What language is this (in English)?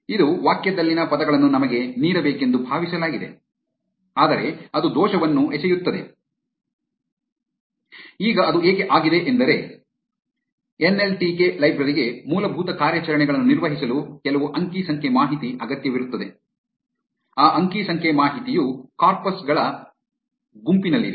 Kannada